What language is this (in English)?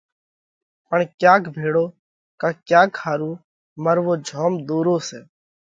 Parkari Koli